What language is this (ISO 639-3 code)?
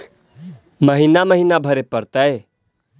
mag